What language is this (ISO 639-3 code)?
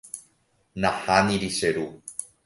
grn